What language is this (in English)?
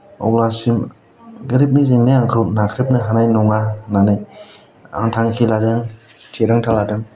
Bodo